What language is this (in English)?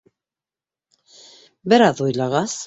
Bashkir